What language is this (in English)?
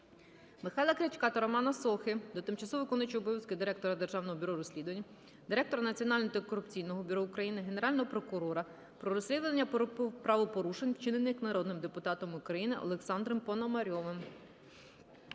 Ukrainian